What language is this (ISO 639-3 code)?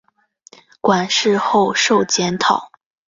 zho